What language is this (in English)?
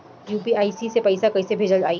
Bhojpuri